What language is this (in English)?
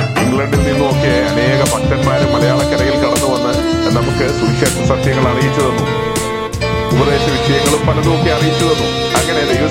Malayalam